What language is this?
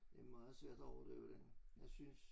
Danish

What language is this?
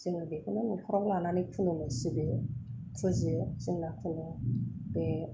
Bodo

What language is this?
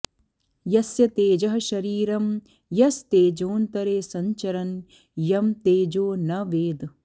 Sanskrit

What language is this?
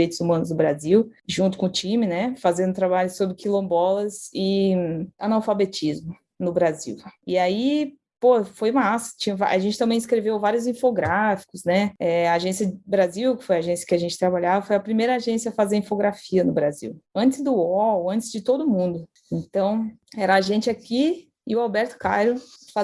Portuguese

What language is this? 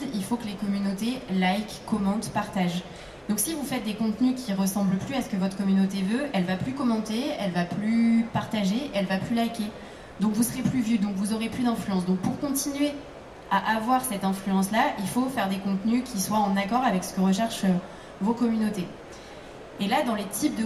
French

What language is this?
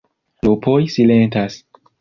Esperanto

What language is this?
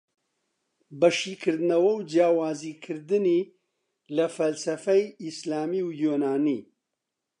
Central Kurdish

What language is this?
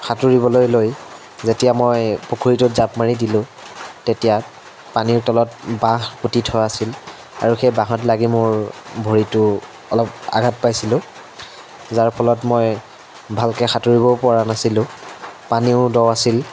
Assamese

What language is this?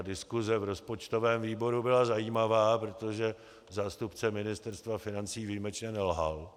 Czech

